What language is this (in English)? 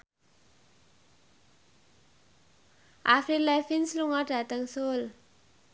Javanese